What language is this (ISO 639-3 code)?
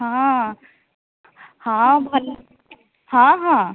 ori